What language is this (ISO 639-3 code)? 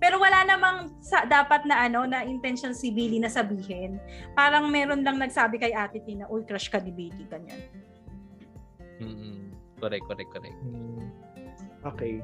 fil